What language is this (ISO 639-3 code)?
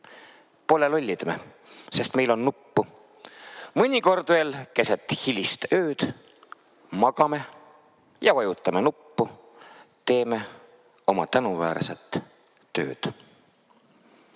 est